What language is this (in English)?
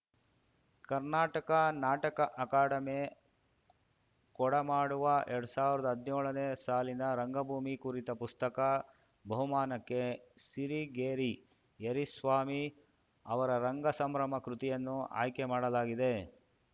Kannada